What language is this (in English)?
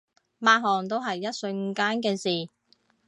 Cantonese